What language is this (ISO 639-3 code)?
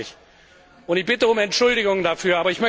deu